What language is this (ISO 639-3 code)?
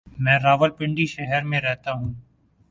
urd